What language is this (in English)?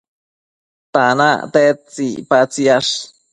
Matsés